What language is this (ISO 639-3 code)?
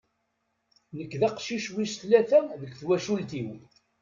kab